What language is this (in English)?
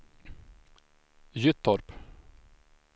Swedish